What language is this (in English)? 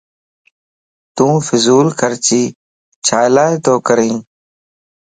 Lasi